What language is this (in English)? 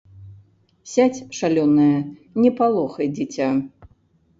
Belarusian